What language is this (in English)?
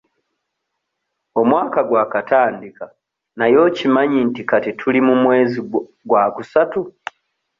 Ganda